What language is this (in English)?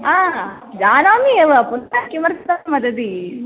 Sanskrit